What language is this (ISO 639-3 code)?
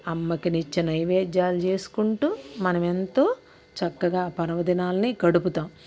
tel